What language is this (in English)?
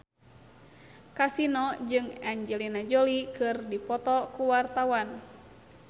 Sundanese